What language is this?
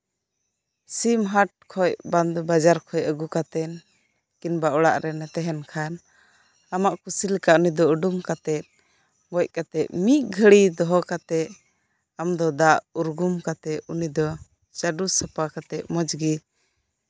Santali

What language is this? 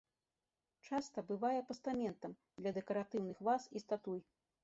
Belarusian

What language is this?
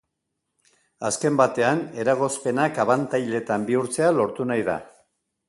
Basque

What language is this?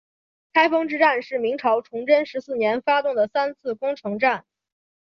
Chinese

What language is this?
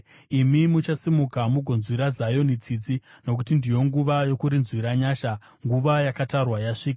Shona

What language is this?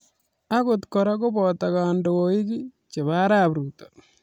Kalenjin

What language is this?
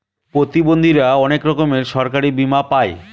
Bangla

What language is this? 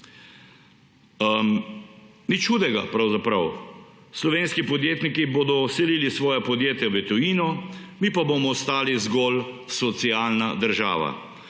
Slovenian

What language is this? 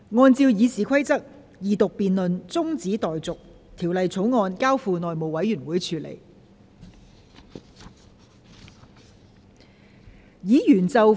Cantonese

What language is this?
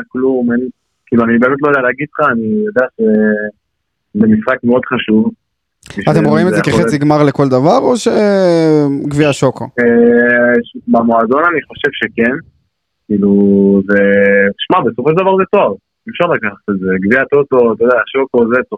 Hebrew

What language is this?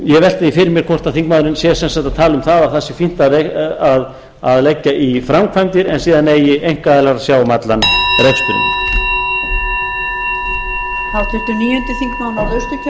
Icelandic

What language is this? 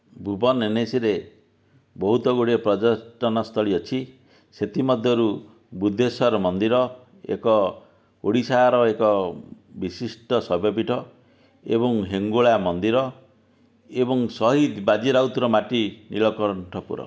Odia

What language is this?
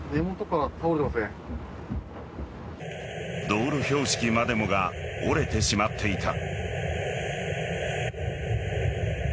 Japanese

